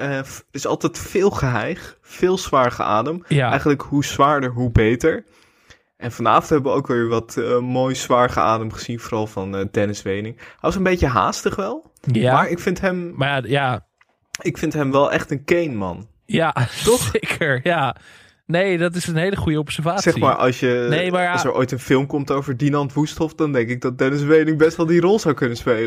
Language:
Dutch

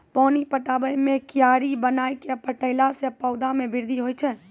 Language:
Maithili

